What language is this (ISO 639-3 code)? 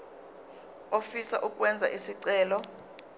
zul